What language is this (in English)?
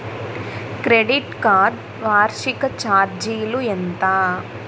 Telugu